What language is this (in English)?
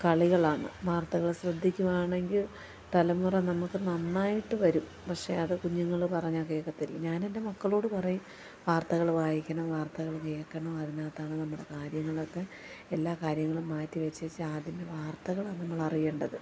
Malayalam